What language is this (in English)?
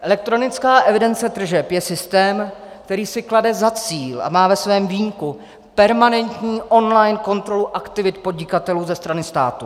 Czech